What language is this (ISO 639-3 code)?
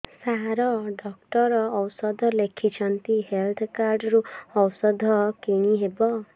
ori